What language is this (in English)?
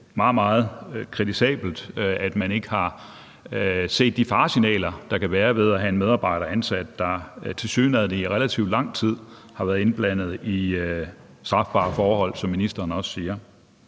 Danish